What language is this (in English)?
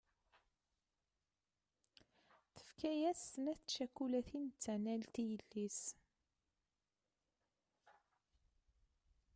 Kabyle